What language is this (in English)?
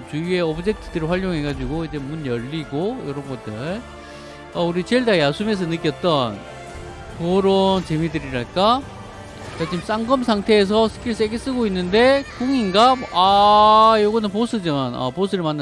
Korean